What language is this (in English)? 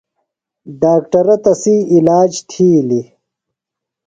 Phalura